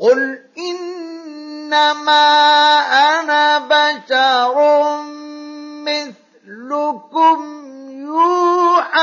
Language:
Arabic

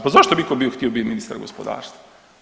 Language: Croatian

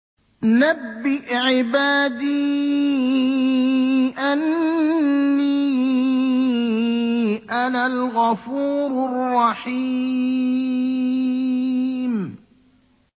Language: Arabic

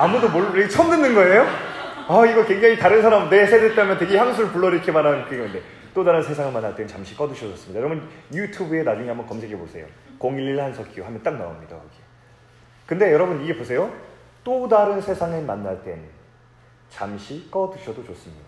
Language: Korean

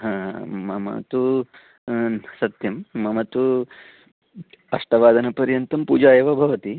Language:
Sanskrit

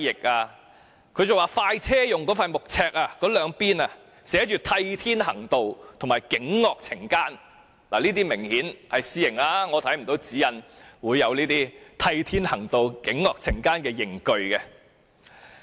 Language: Cantonese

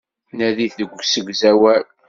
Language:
Kabyle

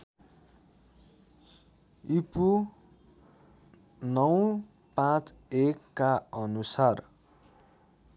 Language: Nepali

